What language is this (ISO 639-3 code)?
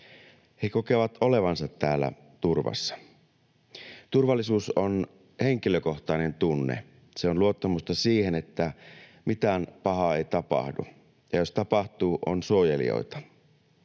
fin